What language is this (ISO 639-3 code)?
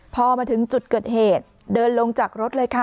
tha